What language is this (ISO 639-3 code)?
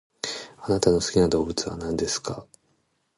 jpn